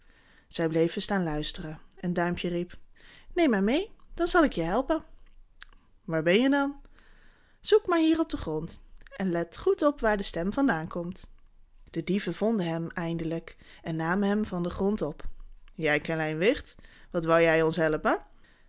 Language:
Dutch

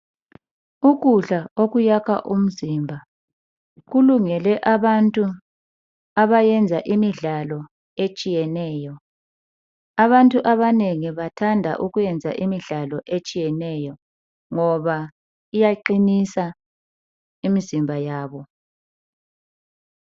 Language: North Ndebele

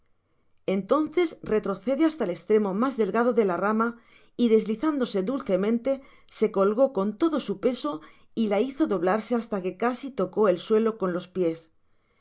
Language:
Spanish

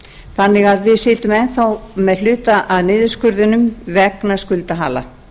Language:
Icelandic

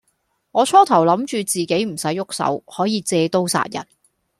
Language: Cantonese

